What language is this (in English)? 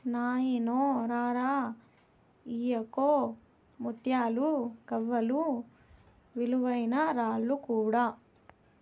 Telugu